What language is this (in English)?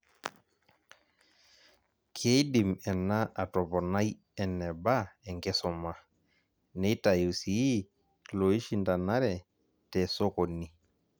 Masai